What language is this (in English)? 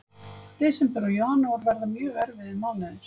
Icelandic